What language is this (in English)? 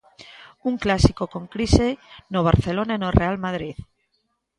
Galician